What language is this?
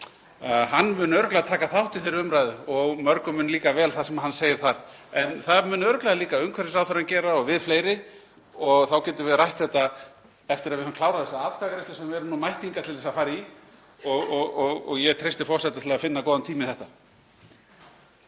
Icelandic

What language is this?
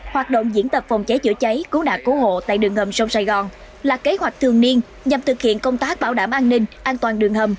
Vietnamese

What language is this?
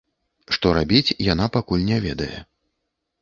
Belarusian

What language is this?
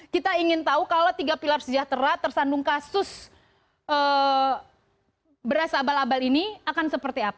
Indonesian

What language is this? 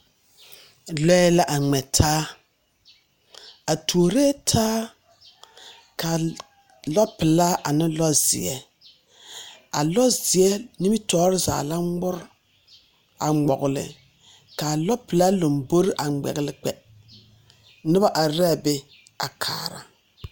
Southern Dagaare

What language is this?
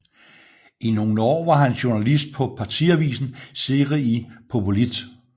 Danish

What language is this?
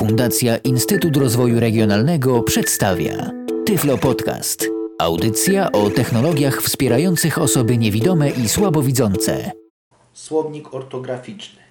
Polish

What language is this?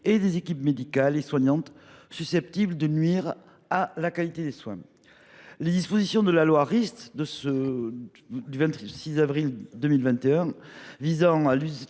French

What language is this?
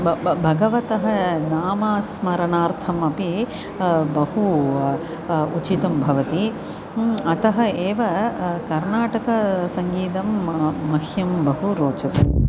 Sanskrit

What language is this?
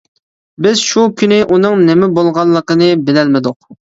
Uyghur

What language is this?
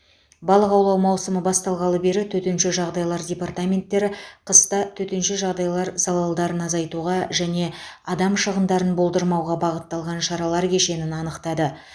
Kazakh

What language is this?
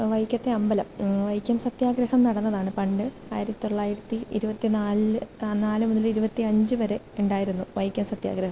Malayalam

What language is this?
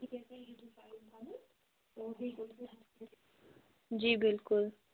Kashmiri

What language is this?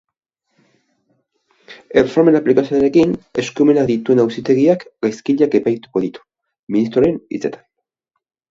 Basque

